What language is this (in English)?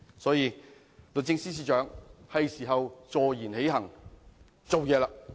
Cantonese